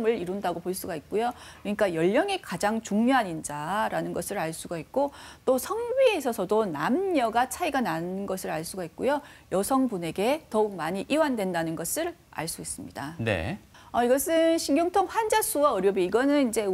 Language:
Korean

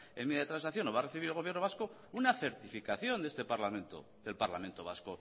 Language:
Spanish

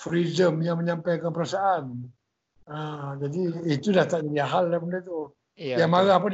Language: Malay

